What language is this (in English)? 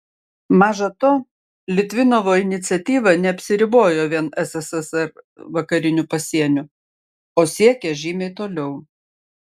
Lithuanian